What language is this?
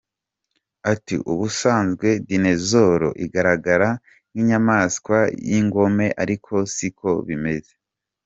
Kinyarwanda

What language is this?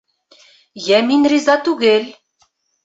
Bashkir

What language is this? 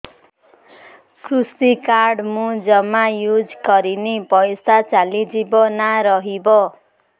Odia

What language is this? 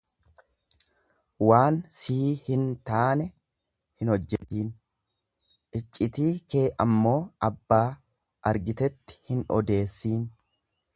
Oromo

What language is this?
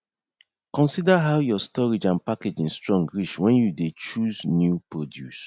Nigerian Pidgin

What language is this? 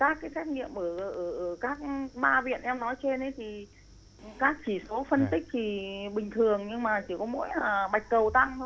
Vietnamese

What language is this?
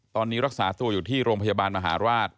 Thai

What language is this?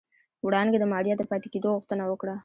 Pashto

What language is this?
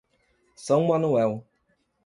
Portuguese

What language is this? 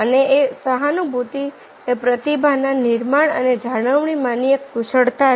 Gujarati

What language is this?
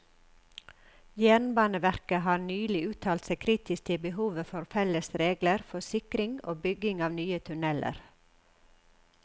Norwegian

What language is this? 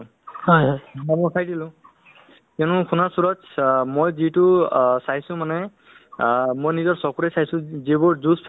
Assamese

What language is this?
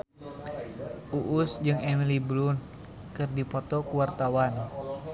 Sundanese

